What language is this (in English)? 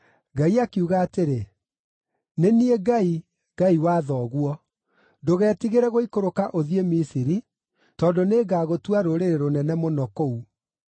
Kikuyu